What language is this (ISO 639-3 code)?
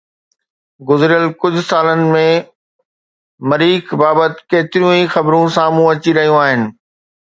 snd